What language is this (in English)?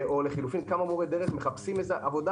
Hebrew